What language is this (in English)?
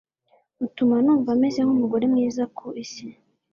Kinyarwanda